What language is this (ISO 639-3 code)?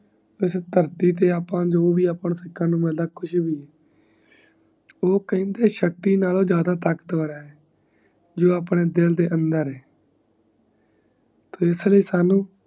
pan